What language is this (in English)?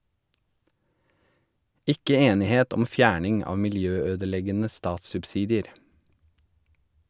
Norwegian